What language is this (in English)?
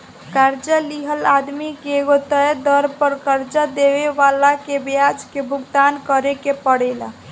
Bhojpuri